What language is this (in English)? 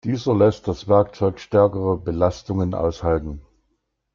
German